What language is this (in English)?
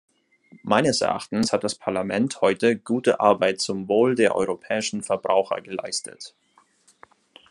German